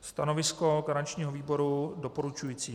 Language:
Czech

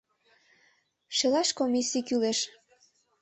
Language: Mari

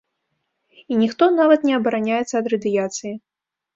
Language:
Belarusian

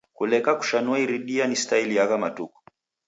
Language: Taita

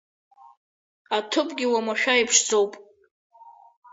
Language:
Abkhazian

